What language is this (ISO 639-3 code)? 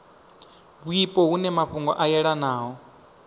ven